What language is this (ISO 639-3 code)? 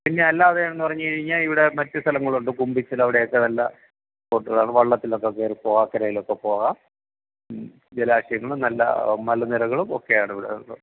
mal